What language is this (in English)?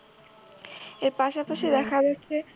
Bangla